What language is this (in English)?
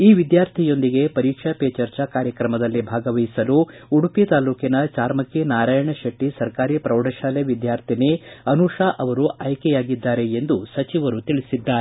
Kannada